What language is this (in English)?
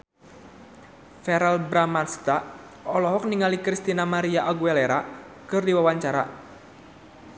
Sundanese